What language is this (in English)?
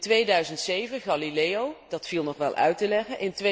Dutch